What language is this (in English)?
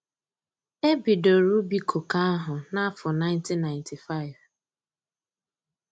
Igbo